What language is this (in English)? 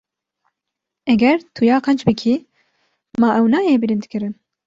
Kurdish